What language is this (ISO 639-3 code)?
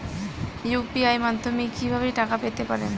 ben